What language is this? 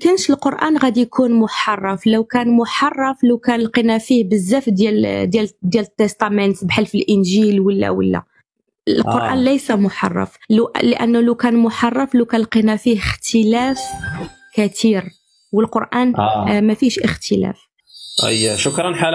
Arabic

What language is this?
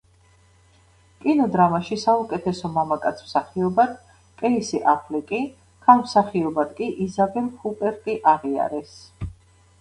Georgian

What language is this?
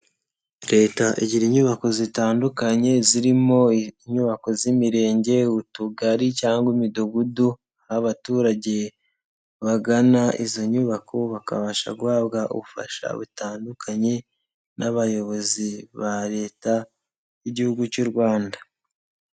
Kinyarwanda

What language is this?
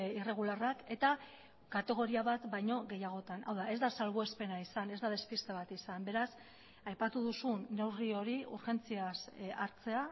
Basque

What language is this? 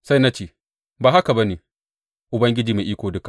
Hausa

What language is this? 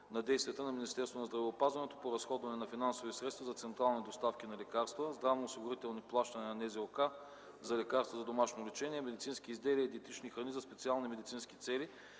Bulgarian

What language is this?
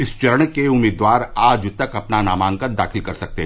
Hindi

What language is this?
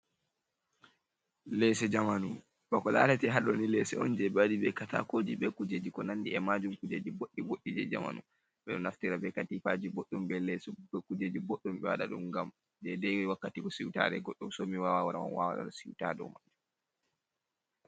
Fula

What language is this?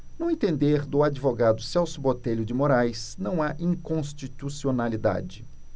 Portuguese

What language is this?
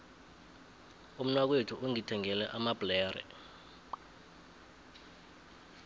South Ndebele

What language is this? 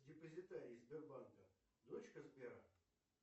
Russian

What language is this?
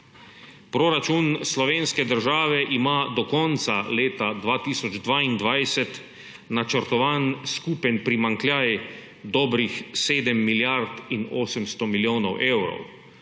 Slovenian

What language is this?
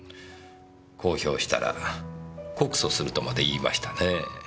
Japanese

